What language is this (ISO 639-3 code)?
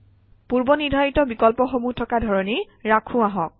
asm